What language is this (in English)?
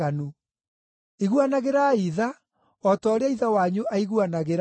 Kikuyu